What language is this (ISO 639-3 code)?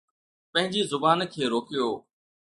snd